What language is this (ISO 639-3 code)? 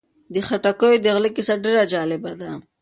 pus